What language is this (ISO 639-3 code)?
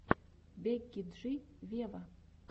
rus